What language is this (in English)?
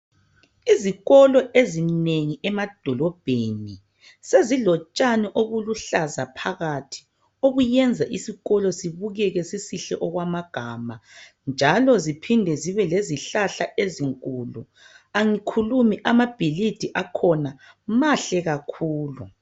North Ndebele